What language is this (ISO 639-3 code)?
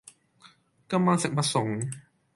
yue